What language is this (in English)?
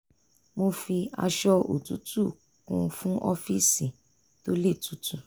Yoruba